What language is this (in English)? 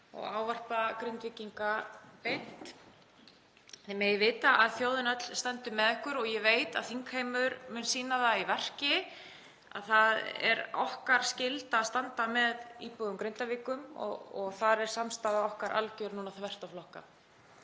Icelandic